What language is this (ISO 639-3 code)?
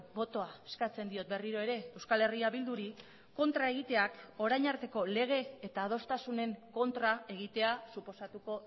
eus